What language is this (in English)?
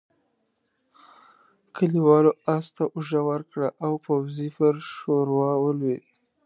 Pashto